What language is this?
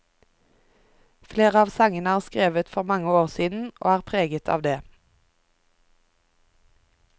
Norwegian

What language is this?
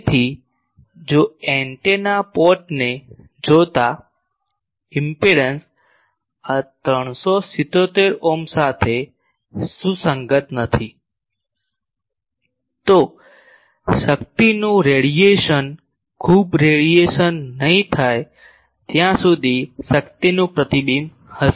Gujarati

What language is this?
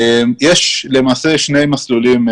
Hebrew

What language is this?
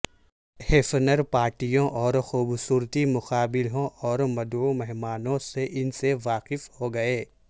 Urdu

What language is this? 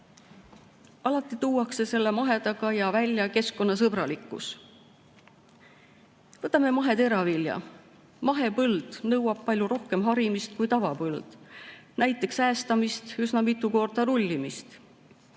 Estonian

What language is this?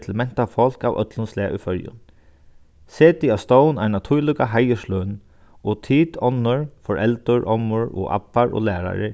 Faroese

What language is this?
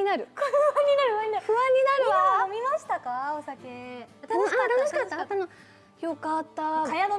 Japanese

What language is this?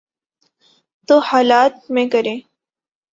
Urdu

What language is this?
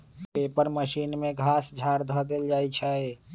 Magahi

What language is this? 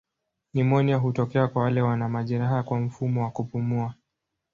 Swahili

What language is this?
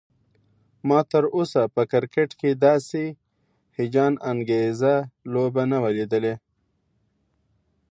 Pashto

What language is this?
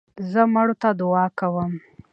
Pashto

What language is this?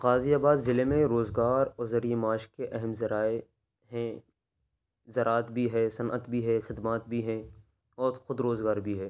Urdu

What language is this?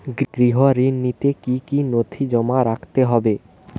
Bangla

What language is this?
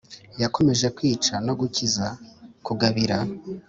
Kinyarwanda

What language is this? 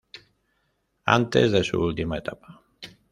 Spanish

